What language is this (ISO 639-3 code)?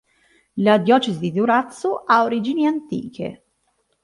ita